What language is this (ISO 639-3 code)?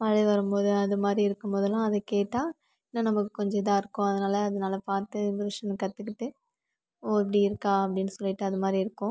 tam